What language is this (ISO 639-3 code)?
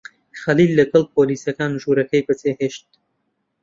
ckb